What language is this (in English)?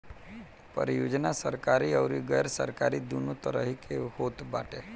Bhojpuri